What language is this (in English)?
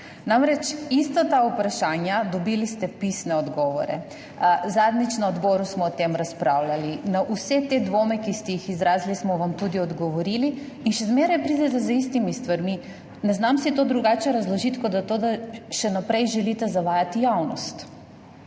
Slovenian